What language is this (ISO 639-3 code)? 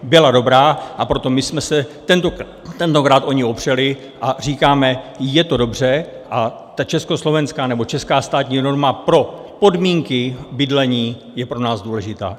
ces